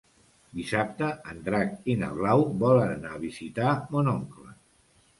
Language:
Catalan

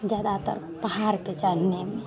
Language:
Hindi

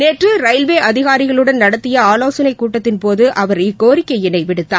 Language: Tamil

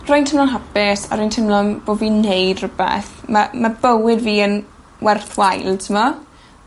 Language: Welsh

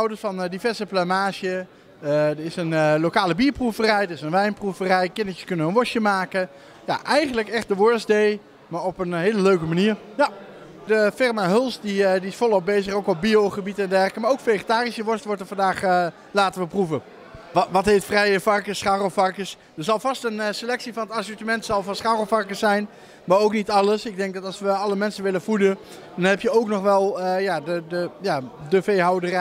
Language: Dutch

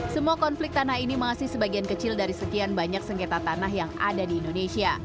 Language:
Indonesian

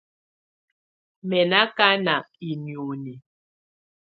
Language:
Tunen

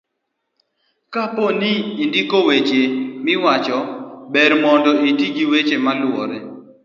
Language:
Luo (Kenya and Tanzania)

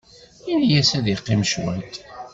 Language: Kabyle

